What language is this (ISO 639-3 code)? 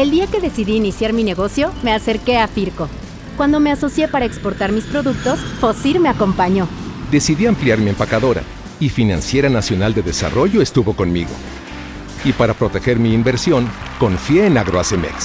spa